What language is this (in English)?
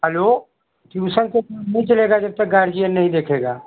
Hindi